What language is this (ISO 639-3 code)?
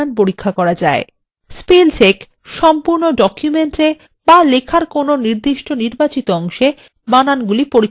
ben